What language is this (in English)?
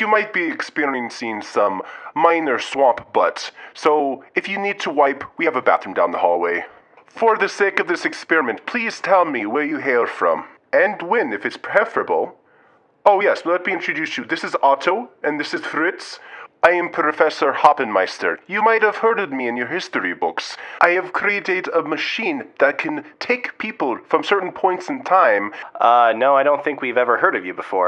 English